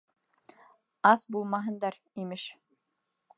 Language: Bashkir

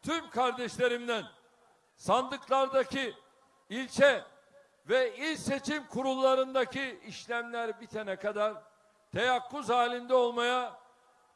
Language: Turkish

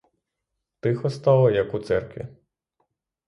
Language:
Ukrainian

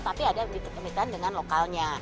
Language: Indonesian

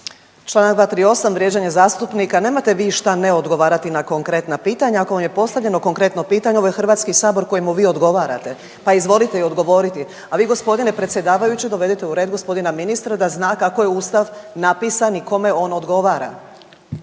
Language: Croatian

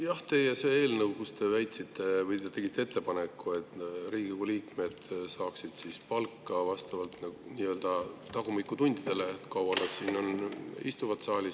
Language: Estonian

